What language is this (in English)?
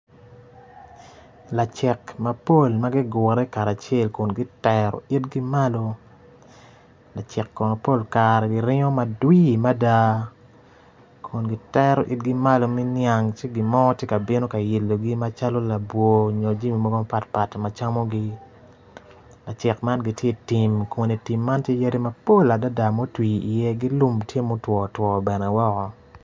Acoli